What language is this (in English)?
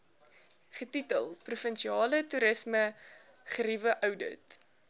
Afrikaans